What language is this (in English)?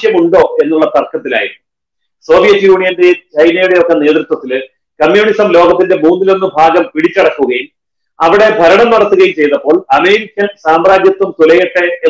Arabic